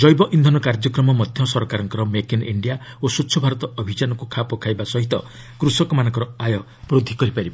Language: Odia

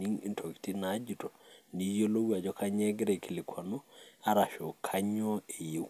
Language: Masai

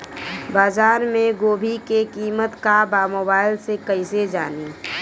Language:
Bhojpuri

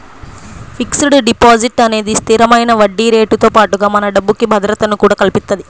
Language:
Telugu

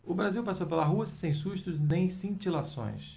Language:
Portuguese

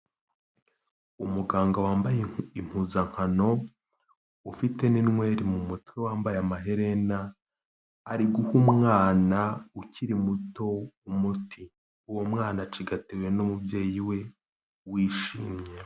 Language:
Kinyarwanda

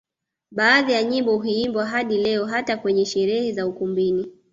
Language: Swahili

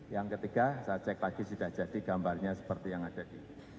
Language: Indonesian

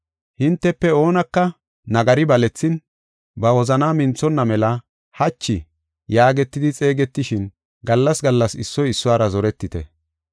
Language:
Gofa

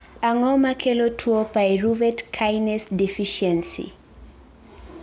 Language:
Luo (Kenya and Tanzania)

